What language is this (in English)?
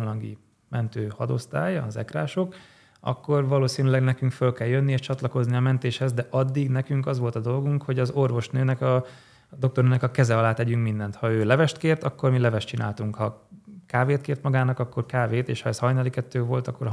Hungarian